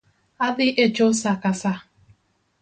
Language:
Luo (Kenya and Tanzania)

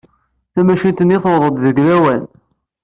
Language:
Kabyle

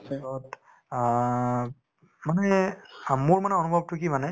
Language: Assamese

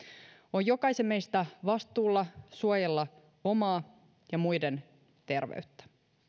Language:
Finnish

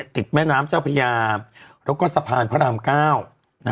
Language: Thai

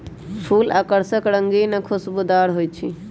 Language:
Magahi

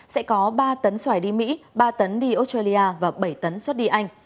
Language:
Vietnamese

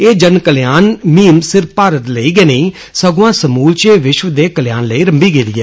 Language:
Dogri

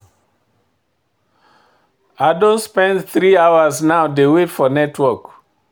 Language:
Nigerian Pidgin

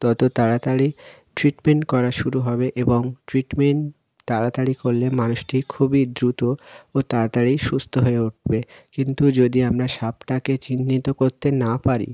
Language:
Bangla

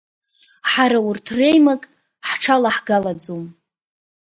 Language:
Abkhazian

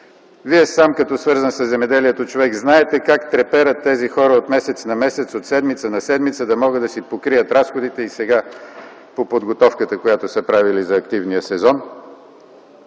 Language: Bulgarian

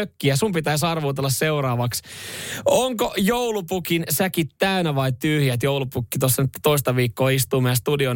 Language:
Finnish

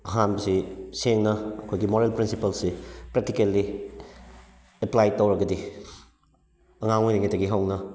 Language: Manipuri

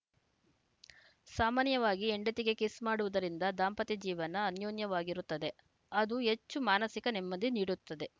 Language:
Kannada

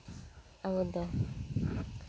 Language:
Santali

